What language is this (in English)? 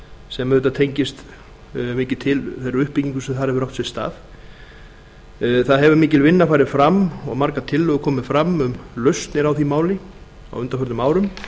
Icelandic